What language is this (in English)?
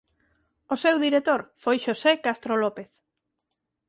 Galician